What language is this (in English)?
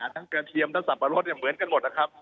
Thai